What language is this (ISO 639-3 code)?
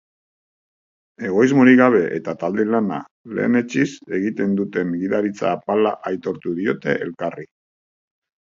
eus